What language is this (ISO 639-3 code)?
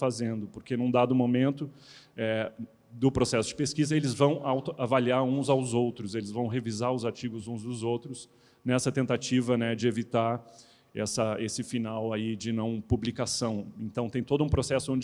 por